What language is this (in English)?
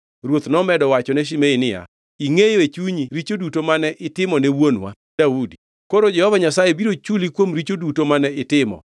Luo (Kenya and Tanzania)